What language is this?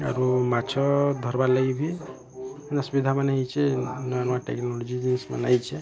Odia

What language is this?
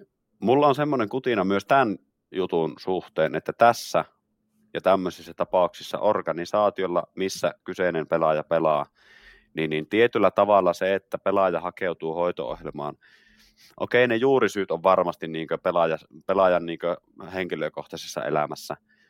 Finnish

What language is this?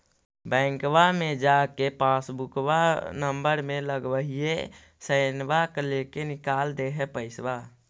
Magahi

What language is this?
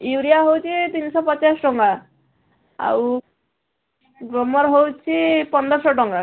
Odia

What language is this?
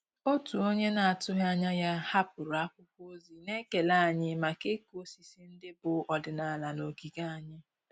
Igbo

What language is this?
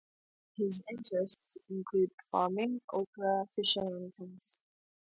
English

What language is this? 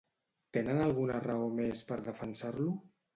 Catalan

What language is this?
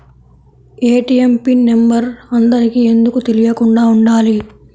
Telugu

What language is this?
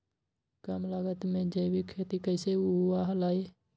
Magahi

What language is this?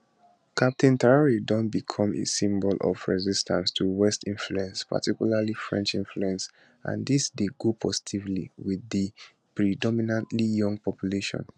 Nigerian Pidgin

